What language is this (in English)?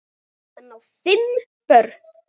Icelandic